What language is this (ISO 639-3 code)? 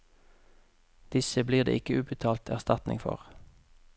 nor